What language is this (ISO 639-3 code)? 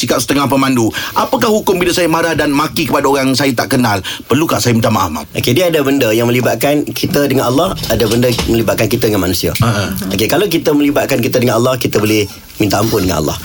msa